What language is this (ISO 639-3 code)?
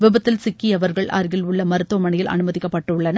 tam